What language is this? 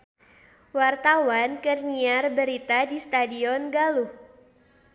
Sundanese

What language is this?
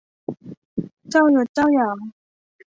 Thai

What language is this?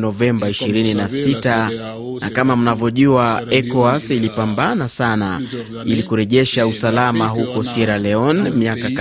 Swahili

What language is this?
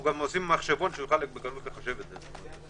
Hebrew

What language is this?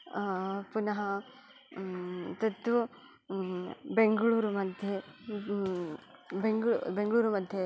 Sanskrit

